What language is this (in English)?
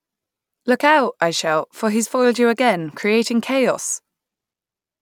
English